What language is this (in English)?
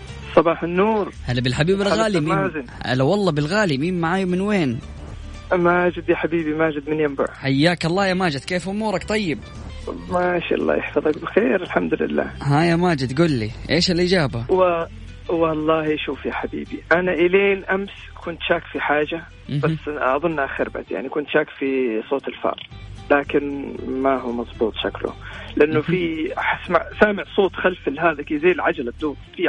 Arabic